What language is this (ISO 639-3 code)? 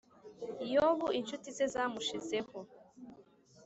kin